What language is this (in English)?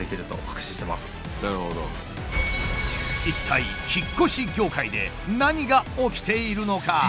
Japanese